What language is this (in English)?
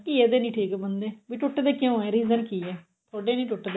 Punjabi